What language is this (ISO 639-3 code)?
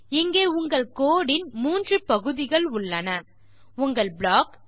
tam